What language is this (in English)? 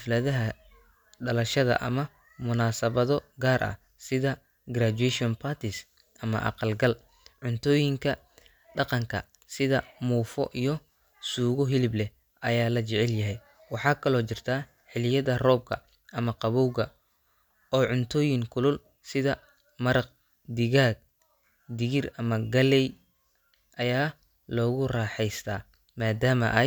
Somali